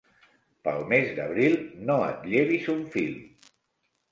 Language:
Catalan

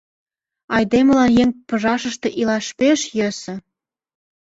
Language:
Mari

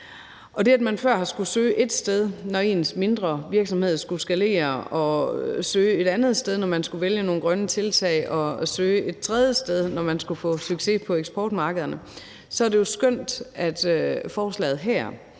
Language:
Danish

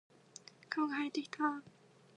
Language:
Japanese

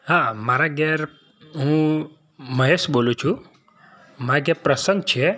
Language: Gujarati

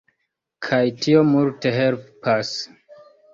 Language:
Esperanto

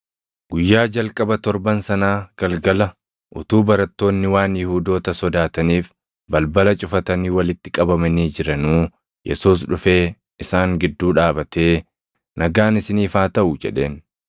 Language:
Oromo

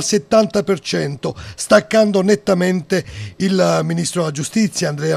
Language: Italian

